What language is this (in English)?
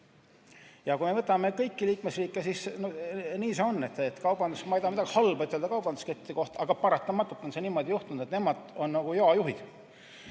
Estonian